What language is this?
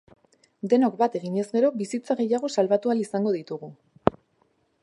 Basque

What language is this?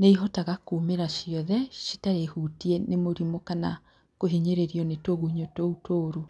Kikuyu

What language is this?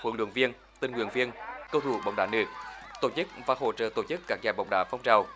Vietnamese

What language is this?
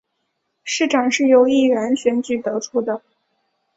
Chinese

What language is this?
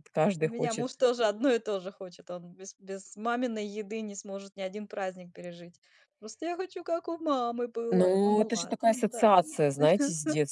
Russian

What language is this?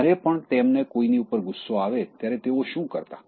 Gujarati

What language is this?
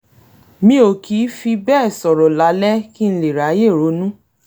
Yoruba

